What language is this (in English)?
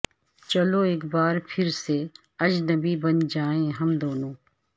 Urdu